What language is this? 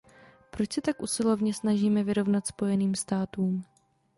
Czech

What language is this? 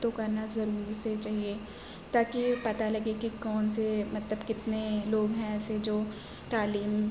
Urdu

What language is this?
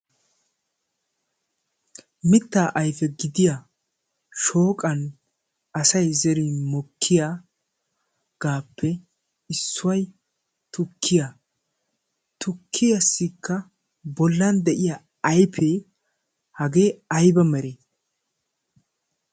Wolaytta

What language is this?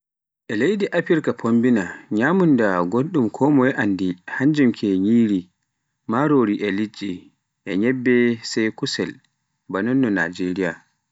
Pular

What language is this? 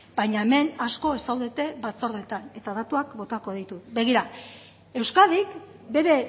Basque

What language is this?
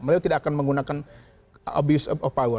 Indonesian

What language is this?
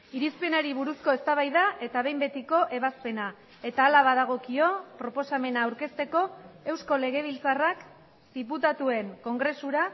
Basque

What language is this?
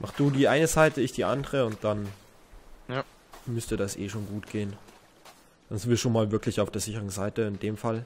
German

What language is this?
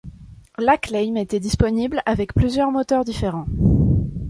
French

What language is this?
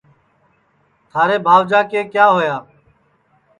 Sansi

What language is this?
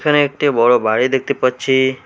Bangla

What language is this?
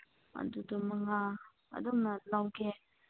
Manipuri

